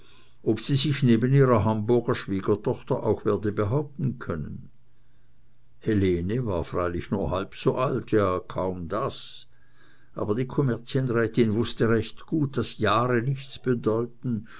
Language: German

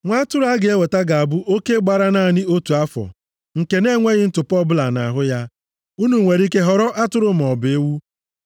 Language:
Igbo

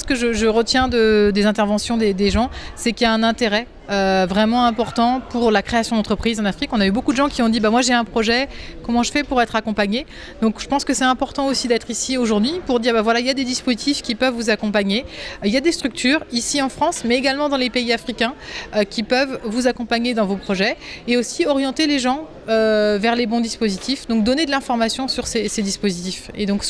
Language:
French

